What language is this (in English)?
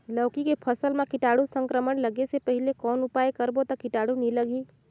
Chhattisgarhi